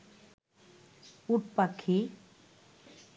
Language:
Bangla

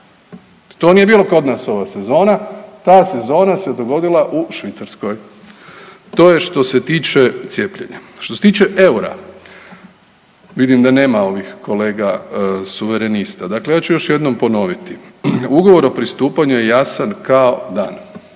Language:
Croatian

